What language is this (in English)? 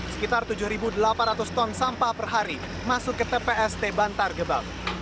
Indonesian